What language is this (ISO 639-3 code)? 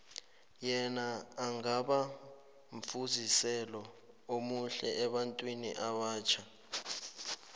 nbl